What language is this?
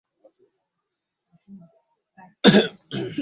Swahili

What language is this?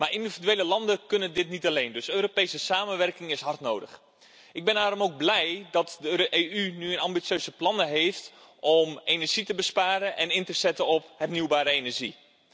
Dutch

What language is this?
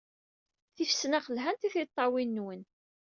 Kabyle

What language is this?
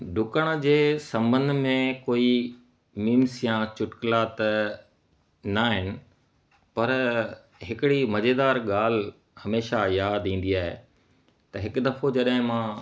Sindhi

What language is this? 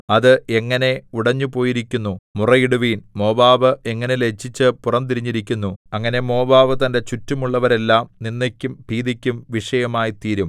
Malayalam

